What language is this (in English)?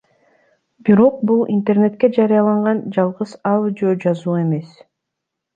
Kyrgyz